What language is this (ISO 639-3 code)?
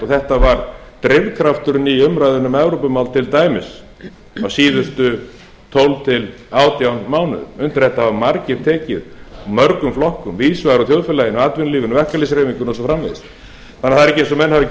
isl